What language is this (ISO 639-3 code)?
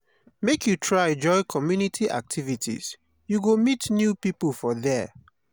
pcm